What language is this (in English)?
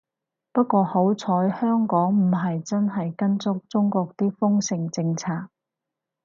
Cantonese